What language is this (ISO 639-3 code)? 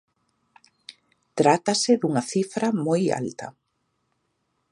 glg